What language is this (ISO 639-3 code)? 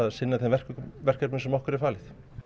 isl